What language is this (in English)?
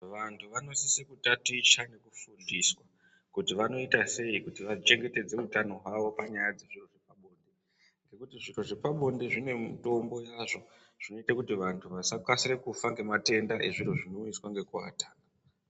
Ndau